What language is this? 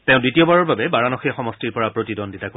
Assamese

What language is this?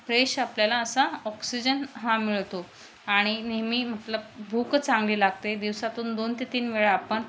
Marathi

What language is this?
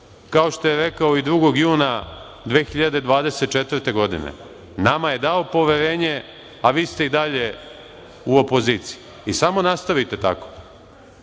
Serbian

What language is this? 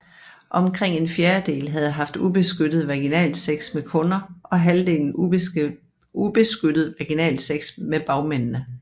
Danish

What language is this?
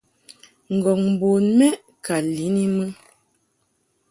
Mungaka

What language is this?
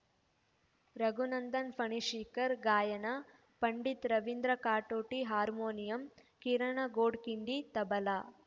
Kannada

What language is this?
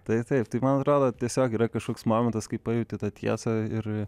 Lithuanian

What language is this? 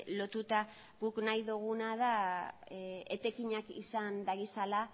Basque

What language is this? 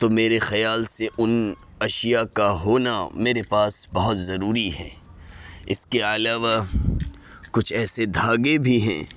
Urdu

